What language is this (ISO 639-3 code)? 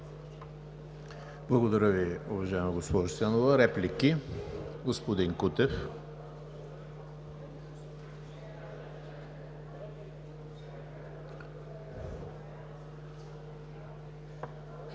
bul